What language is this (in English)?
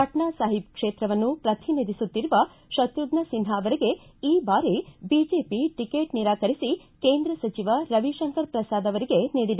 Kannada